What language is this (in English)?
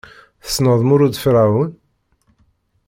Kabyle